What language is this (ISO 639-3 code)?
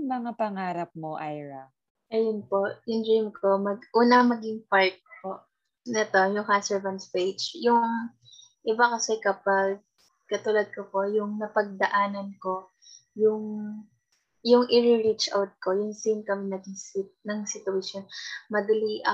fil